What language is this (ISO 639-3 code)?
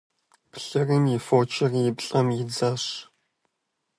kbd